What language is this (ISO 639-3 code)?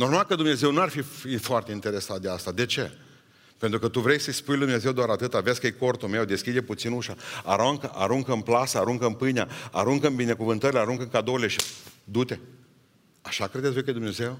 ron